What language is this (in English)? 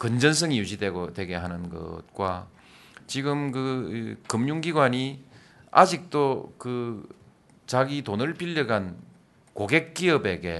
Korean